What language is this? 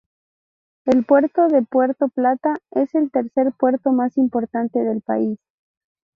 Spanish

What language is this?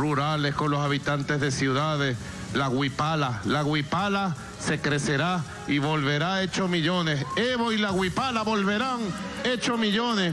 Spanish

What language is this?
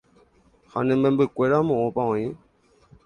Guarani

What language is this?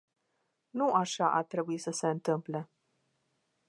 Romanian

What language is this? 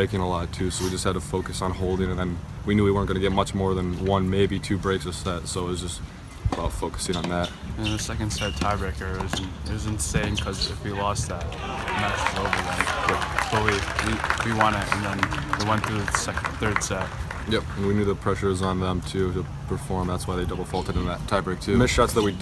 English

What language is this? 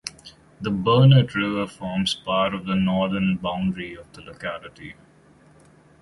English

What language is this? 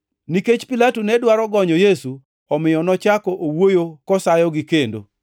Luo (Kenya and Tanzania)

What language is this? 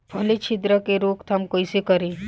Bhojpuri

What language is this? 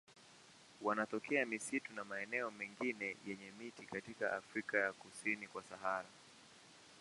Swahili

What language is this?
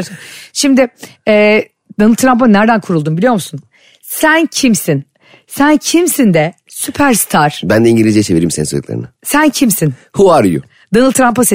Turkish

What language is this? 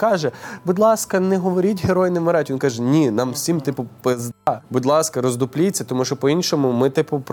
Ukrainian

